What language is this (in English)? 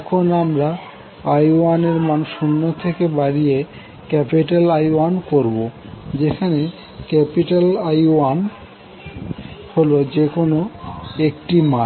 Bangla